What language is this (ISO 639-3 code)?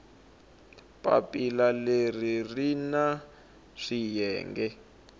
tso